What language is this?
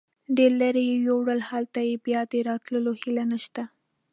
Pashto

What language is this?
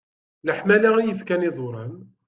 Kabyle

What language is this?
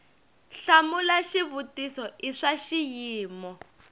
Tsonga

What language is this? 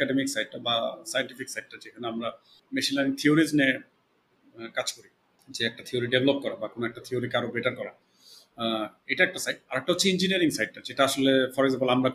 Bangla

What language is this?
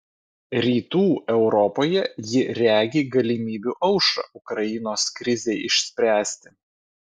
Lithuanian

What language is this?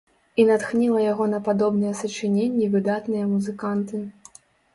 Belarusian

